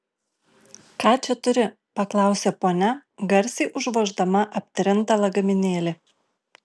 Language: Lithuanian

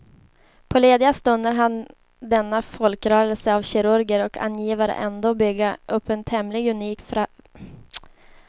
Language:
Swedish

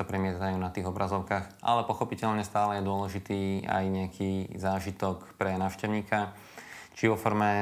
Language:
Slovak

